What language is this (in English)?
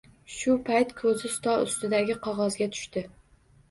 Uzbek